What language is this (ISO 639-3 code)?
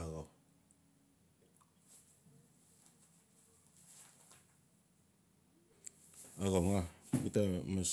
ncf